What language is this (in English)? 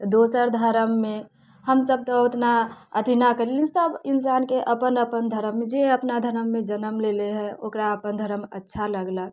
Maithili